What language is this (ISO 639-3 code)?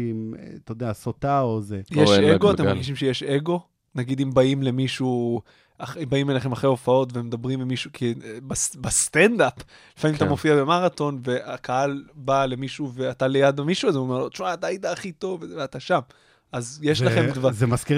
heb